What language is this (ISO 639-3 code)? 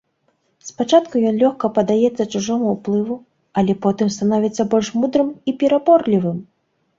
bel